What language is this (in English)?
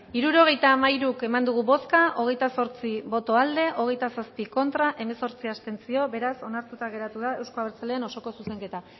Basque